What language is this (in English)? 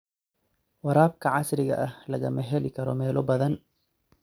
Somali